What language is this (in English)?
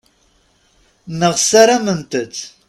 Kabyle